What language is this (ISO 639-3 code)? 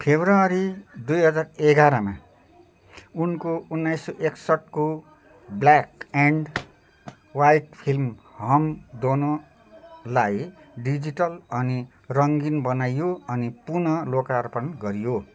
nep